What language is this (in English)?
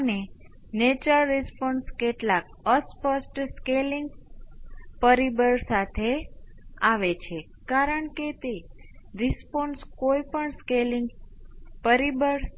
Gujarati